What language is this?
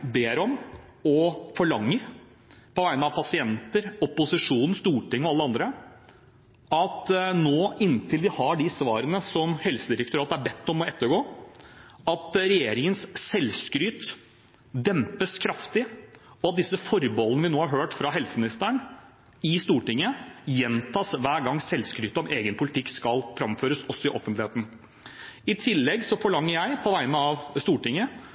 Norwegian Bokmål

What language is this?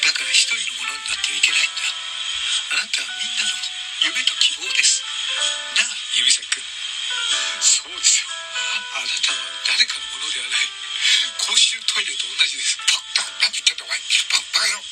Japanese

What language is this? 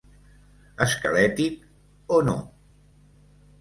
Catalan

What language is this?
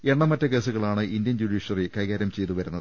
Malayalam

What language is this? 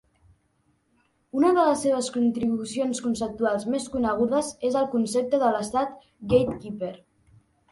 Catalan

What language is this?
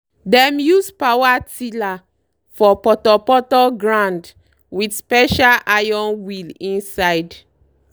Nigerian Pidgin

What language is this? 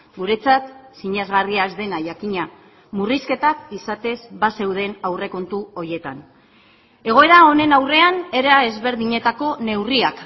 Basque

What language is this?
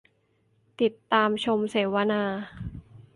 Thai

